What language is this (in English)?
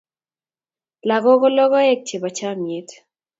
Kalenjin